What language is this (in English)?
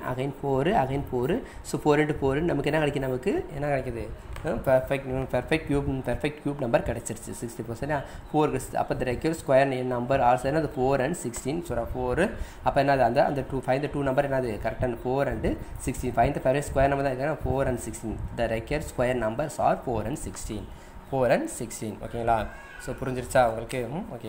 Thai